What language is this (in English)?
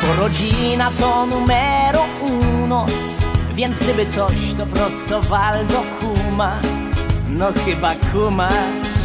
Polish